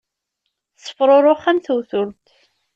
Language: Kabyle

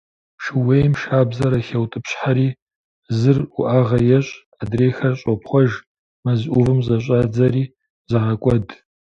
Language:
Kabardian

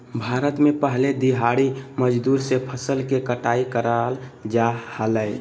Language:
Magahi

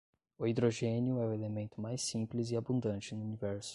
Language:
Portuguese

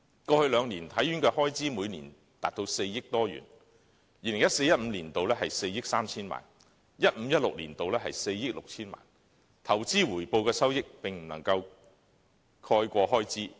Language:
Cantonese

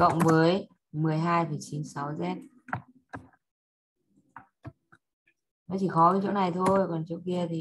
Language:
Vietnamese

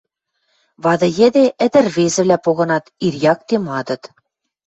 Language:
Western Mari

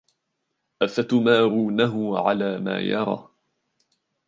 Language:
Arabic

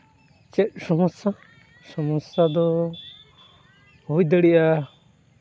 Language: Santali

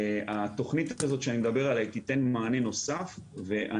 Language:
Hebrew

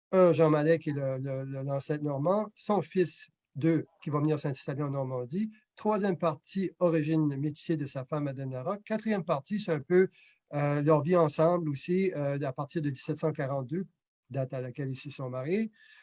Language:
French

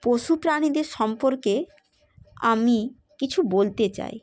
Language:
Bangla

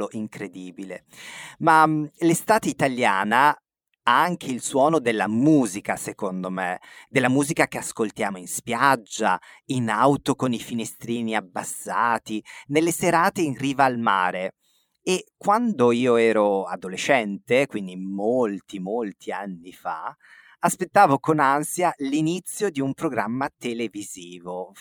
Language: Italian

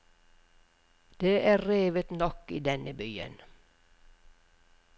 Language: Norwegian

